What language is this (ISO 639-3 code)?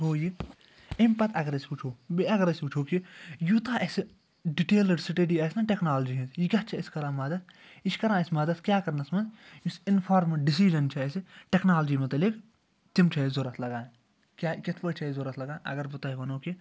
kas